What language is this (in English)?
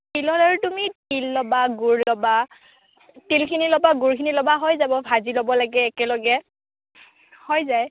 Assamese